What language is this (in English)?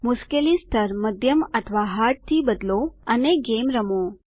Gujarati